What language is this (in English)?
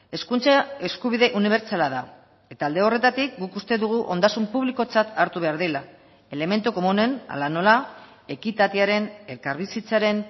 Basque